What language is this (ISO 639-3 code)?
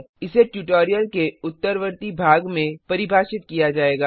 hin